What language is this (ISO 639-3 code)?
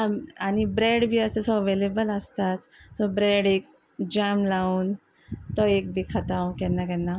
kok